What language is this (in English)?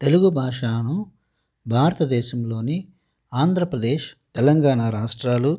Telugu